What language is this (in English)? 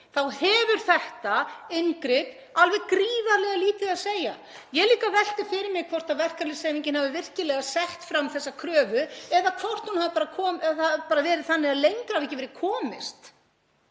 Icelandic